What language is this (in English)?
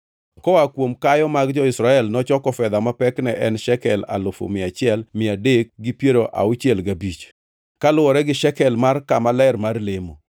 Luo (Kenya and Tanzania)